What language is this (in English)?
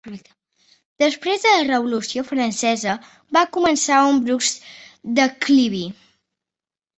Catalan